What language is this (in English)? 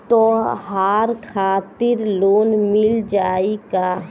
Bhojpuri